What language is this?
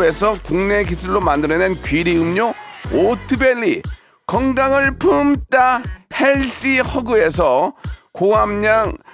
Korean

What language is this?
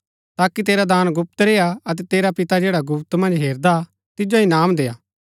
Gaddi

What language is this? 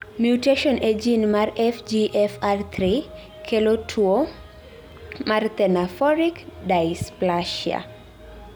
Luo (Kenya and Tanzania)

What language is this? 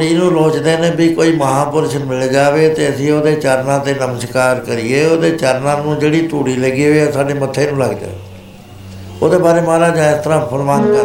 Punjabi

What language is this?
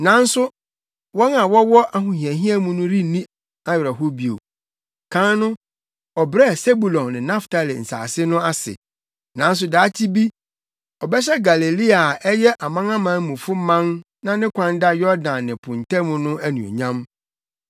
Akan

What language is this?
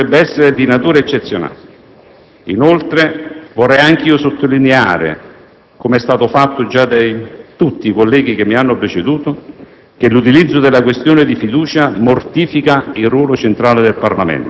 Italian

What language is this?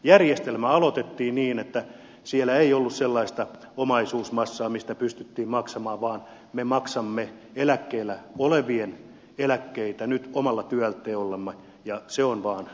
Finnish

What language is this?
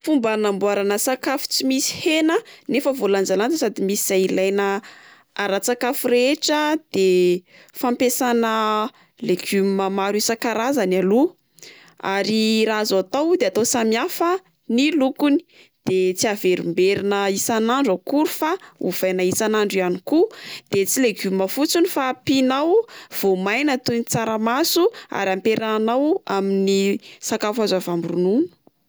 Malagasy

